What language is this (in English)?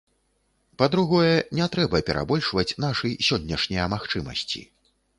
Belarusian